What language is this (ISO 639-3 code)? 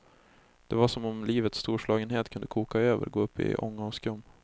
swe